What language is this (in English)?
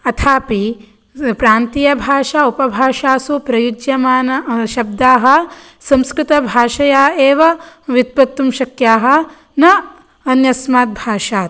Sanskrit